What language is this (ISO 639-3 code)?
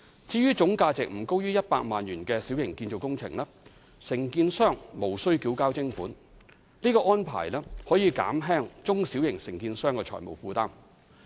yue